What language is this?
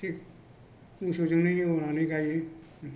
Bodo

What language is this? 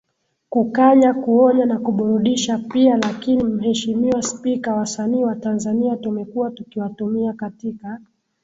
Swahili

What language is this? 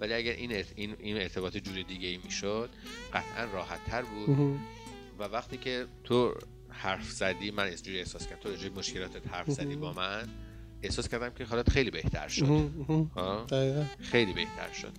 Persian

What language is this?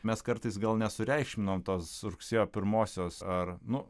Lithuanian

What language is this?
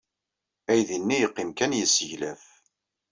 Kabyle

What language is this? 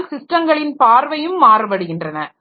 Tamil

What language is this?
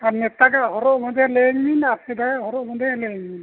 Santali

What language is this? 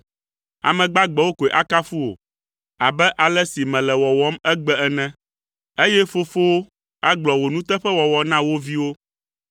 Ewe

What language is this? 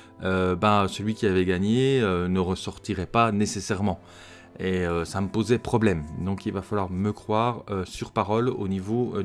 French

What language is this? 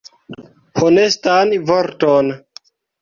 Esperanto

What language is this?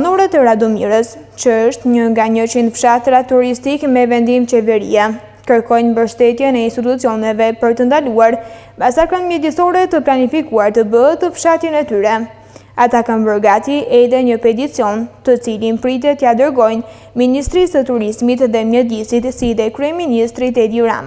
Romanian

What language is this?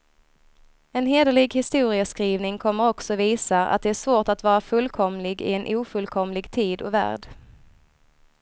Swedish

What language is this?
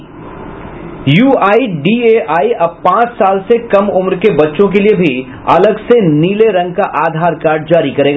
Hindi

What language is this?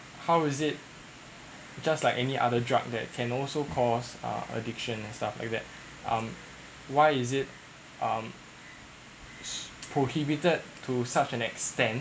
English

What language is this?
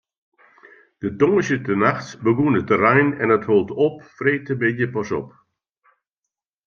Western Frisian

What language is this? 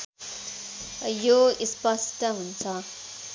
Nepali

